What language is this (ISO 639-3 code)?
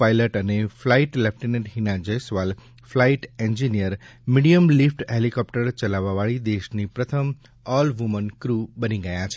guj